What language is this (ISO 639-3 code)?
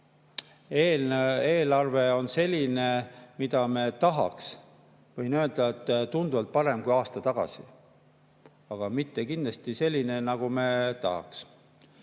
est